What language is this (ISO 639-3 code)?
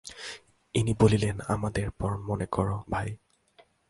ben